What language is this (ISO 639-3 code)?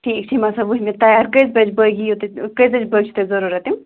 kas